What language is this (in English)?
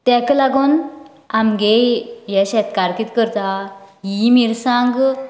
Konkani